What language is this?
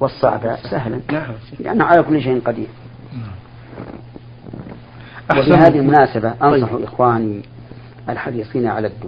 Arabic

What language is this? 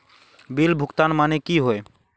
Magahi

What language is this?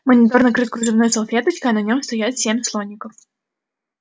Russian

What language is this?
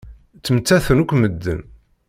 Kabyle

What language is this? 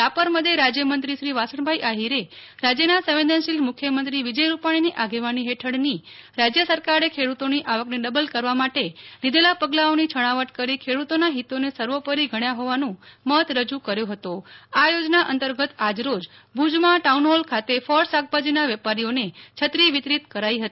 Gujarati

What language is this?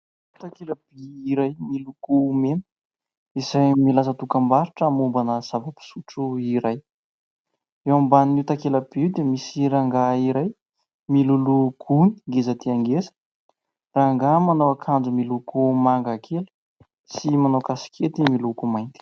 Malagasy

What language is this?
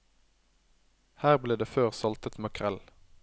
Norwegian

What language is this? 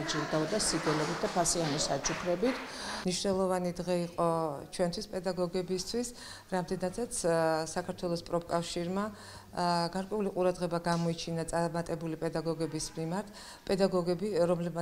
Romanian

